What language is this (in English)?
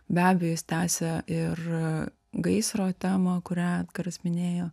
Lithuanian